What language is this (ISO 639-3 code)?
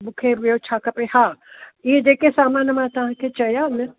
snd